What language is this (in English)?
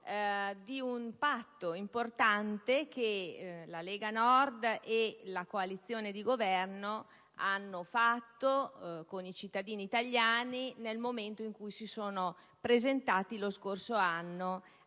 Italian